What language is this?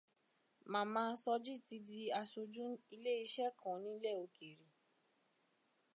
Yoruba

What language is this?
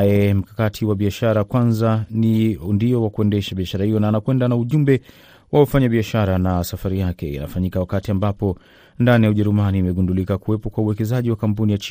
Swahili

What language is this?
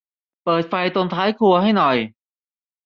Thai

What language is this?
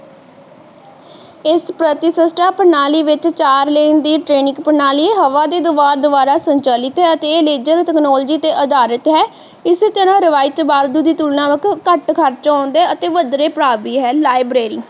Punjabi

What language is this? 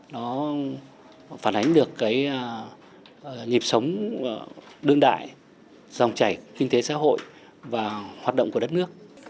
Vietnamese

